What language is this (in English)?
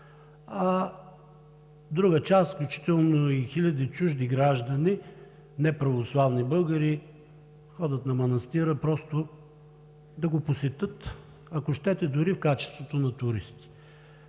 Bulgarian